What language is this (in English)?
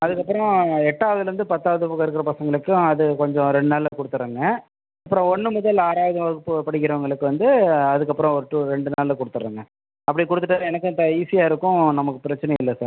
Tamil